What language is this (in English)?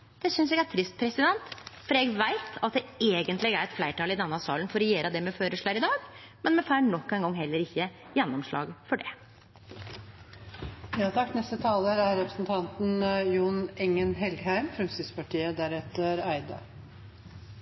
Norwegian